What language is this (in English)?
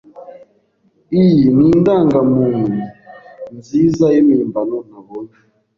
Kinyarwanda